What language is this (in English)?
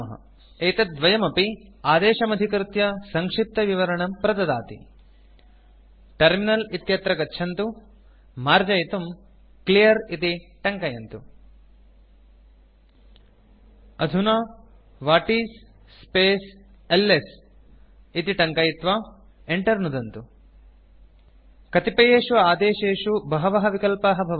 Sanskrit